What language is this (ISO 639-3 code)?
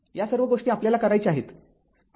mar